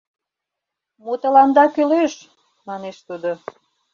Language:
Mari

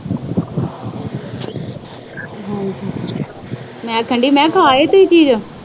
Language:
Punjabi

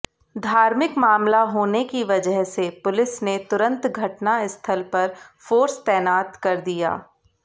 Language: Hindi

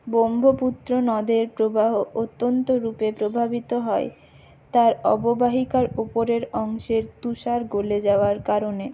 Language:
Bangla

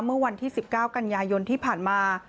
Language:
Thai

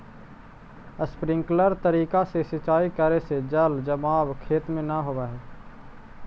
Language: Magahi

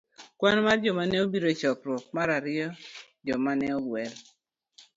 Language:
Luo (Kenya and Tanzania)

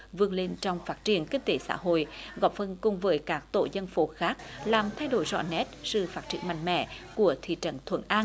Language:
Vietnamese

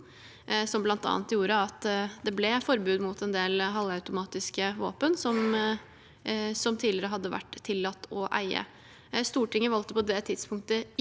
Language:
Norwegian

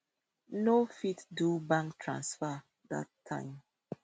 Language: Nigerian Pidgin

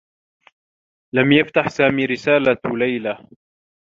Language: Arabic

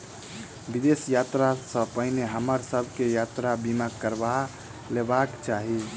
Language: Maithili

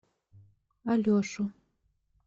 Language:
Russian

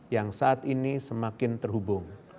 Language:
Indonesian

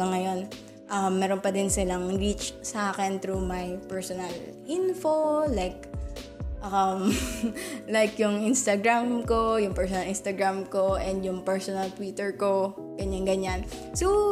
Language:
Filipino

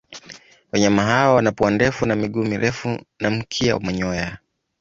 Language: Swahili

